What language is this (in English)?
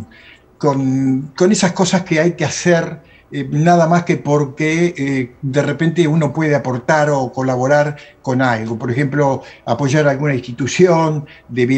Spanish